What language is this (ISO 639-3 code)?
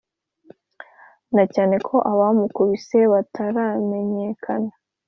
kin